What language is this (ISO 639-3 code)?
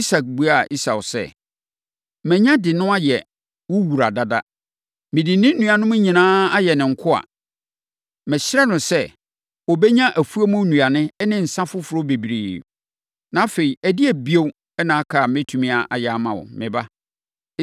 aka